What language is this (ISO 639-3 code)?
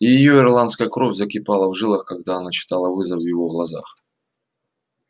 rus